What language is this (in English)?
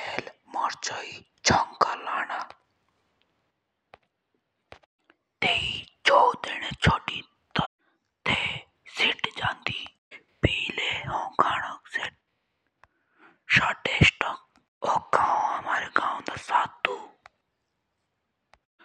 Jaunsari